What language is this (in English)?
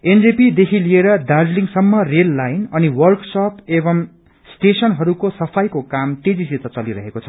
Nepali